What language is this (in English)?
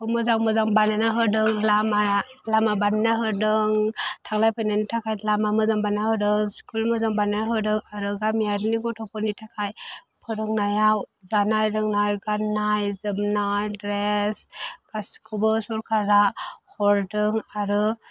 Bodo